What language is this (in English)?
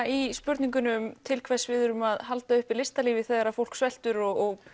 Icelandic